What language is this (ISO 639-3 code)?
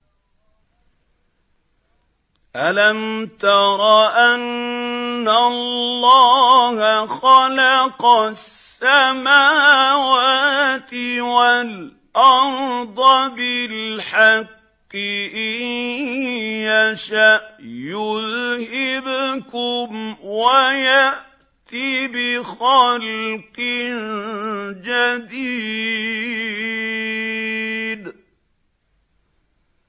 ara